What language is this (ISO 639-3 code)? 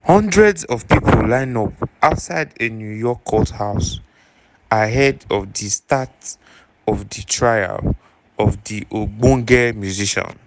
pcm